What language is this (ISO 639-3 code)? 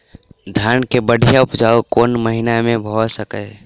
mai